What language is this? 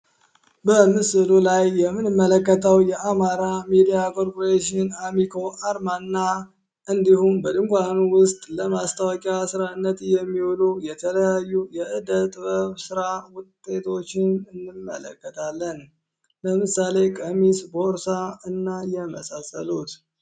Amharic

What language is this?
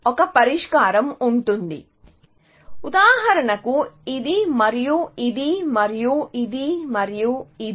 Telugu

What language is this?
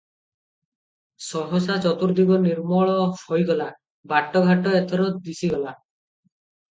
Odia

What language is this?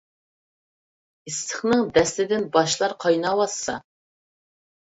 Uyghur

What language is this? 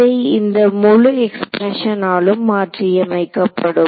Tamil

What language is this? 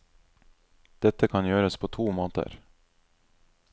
Norwegian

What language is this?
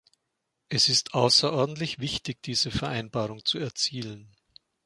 German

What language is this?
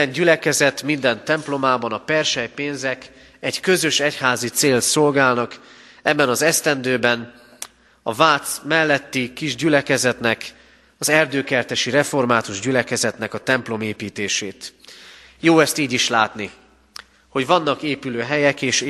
Hungarian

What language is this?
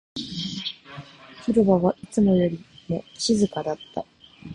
Japanese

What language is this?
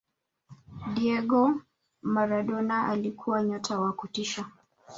Swahili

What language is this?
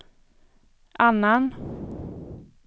Swedish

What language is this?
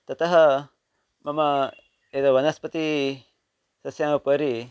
Sanskrit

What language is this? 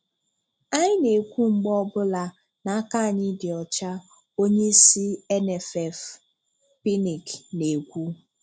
Igbo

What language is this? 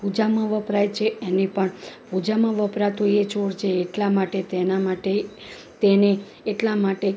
Gujarati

